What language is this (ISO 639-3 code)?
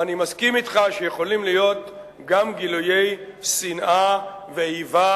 heb